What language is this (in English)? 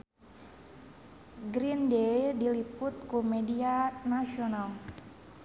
Sundanese